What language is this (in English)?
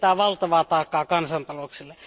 Finnish